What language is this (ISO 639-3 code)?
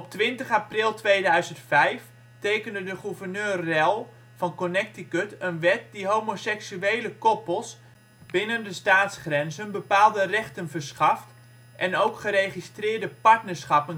nld